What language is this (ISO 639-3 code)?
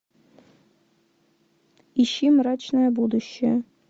rus